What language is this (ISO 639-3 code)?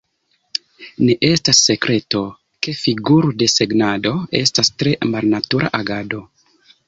epo